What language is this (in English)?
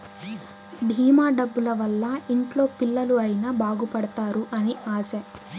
Telugu